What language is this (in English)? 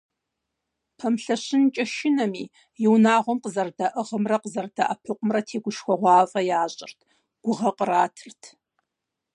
Kabardian